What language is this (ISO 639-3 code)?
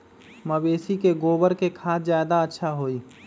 mag